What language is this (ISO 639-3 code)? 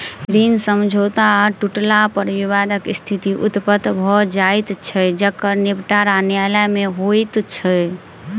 mai